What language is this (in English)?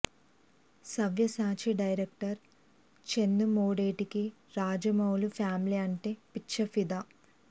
Telugu